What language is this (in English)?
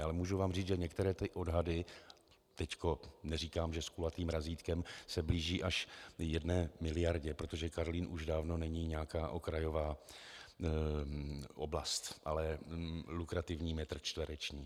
Czech